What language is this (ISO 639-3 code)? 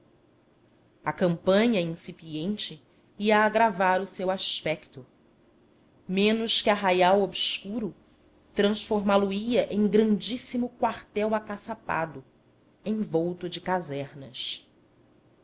por